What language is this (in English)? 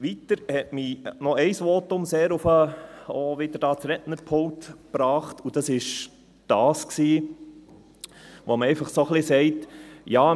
Swiss German